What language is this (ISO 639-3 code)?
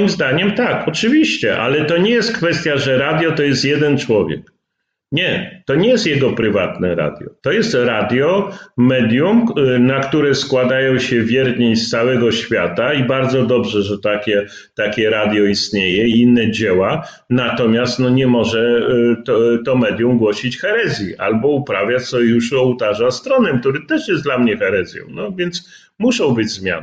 pol